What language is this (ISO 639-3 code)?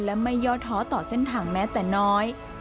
tha